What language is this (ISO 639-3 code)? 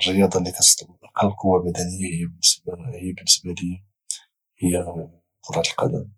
ary